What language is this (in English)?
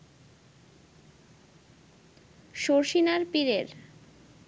Bangla